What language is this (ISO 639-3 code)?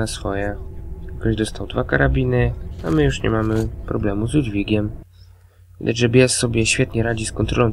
pol